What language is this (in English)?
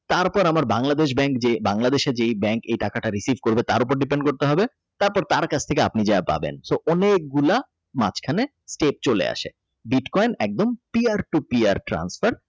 Bangla